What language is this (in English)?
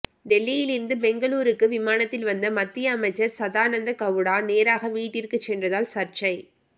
Tamil